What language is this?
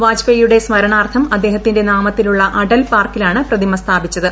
Malayalam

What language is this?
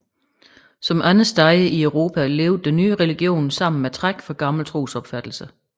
Danish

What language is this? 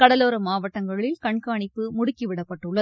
Tamil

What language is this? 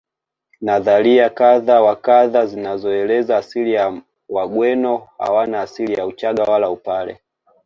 Swahili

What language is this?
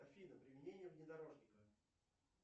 Russian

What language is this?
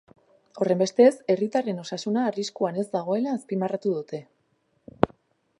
Basque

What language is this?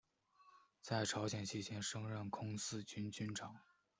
Chinese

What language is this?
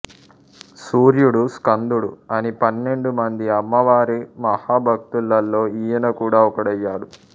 Telugu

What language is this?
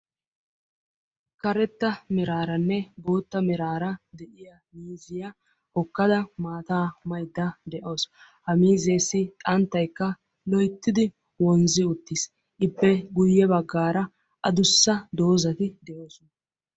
Wolaytta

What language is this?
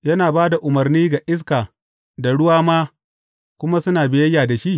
Hausa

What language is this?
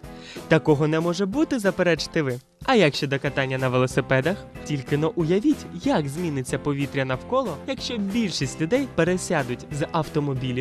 Ukrainian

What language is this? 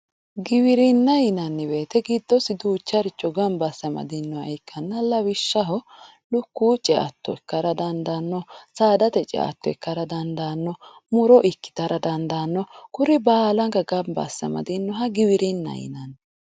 Sidamo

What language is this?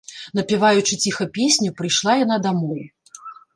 Belarusian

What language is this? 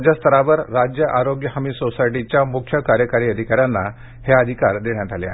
Marathi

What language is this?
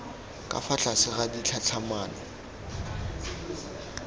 Tswana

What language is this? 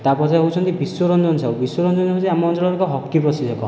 Odia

